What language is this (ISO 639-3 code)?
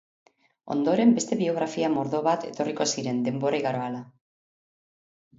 eus